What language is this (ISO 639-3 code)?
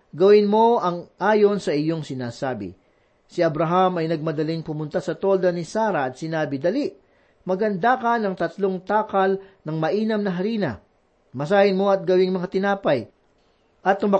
fil